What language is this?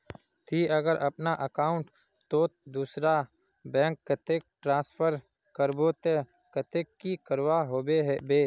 Magahi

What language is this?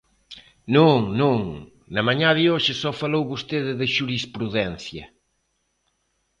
Galician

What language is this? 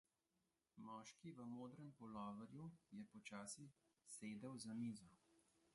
Slovenian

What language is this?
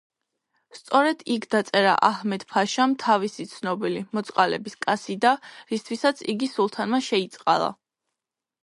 Georgian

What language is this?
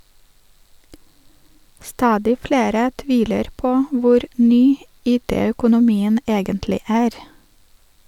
Norwegian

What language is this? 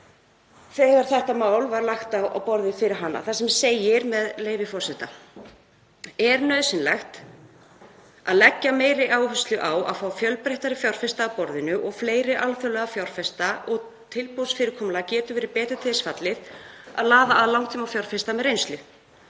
Icelandic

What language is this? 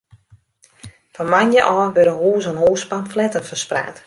Western Frisian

